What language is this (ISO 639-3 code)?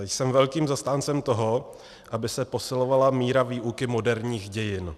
ces